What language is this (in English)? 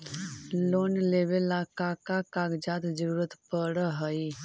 Magahi